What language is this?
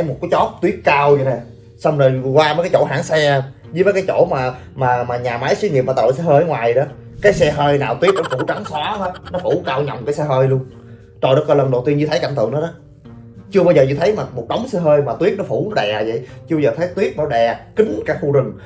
Vietnamese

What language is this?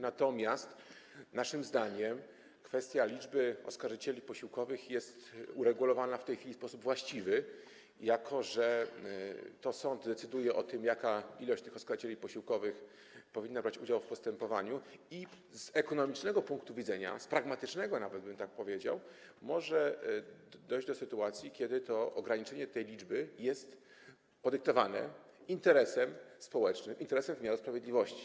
Polish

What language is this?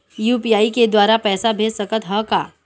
Chhattisgarhi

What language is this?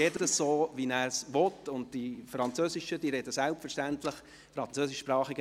Swiss German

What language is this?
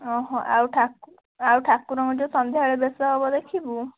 Odia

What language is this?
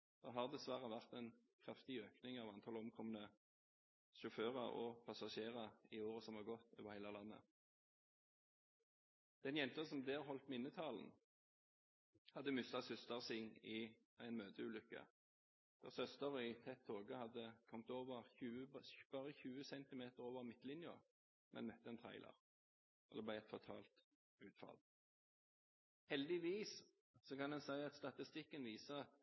Norwegian Bokmål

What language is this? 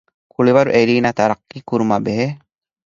Divehi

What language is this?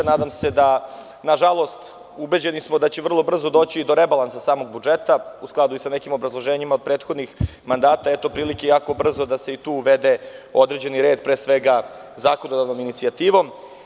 Serbian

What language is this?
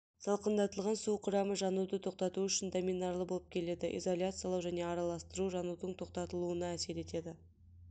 Kazakh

